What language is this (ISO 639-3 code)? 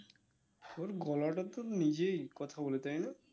ben